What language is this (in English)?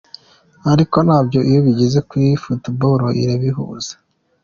Kinyarwanda